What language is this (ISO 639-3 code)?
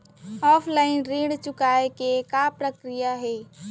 hne